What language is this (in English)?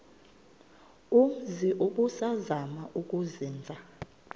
Xhosa